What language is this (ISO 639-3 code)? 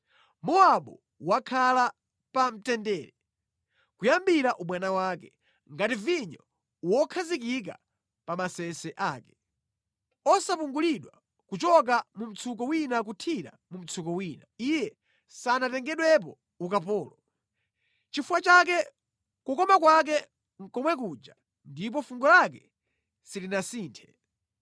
nya